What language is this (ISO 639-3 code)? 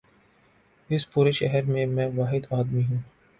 urd